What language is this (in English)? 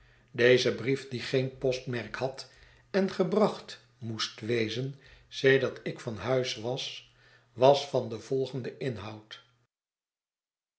Dutch